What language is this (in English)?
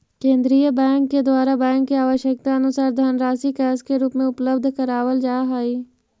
Magahi